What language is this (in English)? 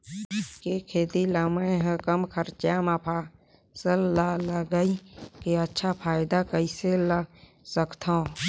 Chhattisgarhi